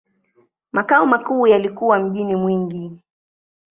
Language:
Swahili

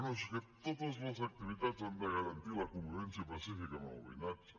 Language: Catalan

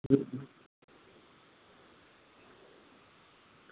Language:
Gujarati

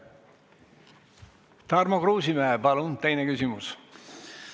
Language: Estonian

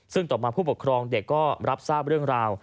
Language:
Thai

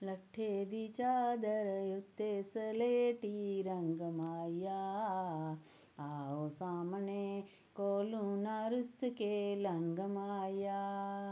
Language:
Dogri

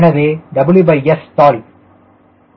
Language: Tamil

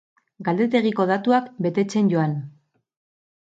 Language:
Basque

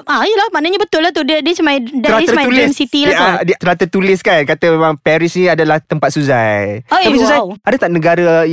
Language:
Malay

